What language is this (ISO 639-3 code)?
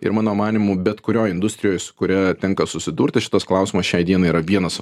lit